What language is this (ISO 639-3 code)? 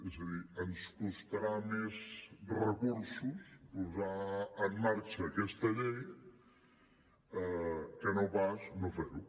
cat